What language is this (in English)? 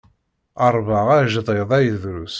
Kabyle